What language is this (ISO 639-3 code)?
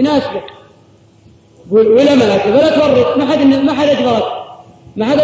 ara